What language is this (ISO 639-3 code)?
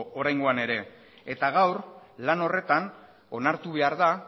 eus